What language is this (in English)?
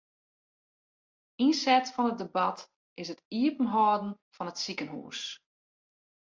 Western Frisian